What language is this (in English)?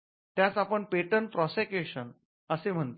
Marathi